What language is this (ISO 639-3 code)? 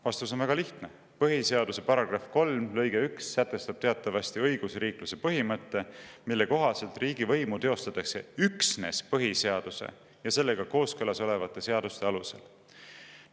est